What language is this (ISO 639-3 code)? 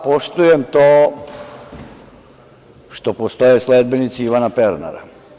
srp